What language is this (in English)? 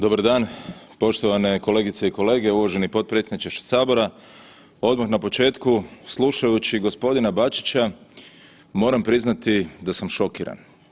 Croatian